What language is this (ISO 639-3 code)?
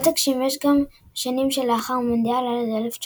heb